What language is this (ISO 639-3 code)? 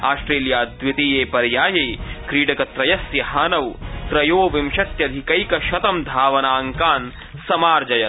san